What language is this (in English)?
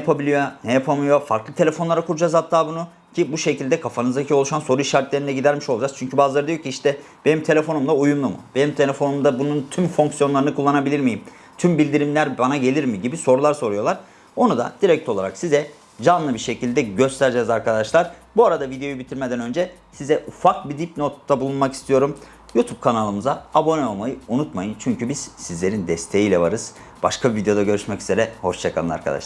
Turkish